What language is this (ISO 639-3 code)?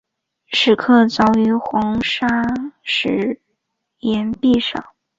zho